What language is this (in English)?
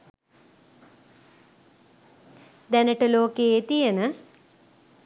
Sinhala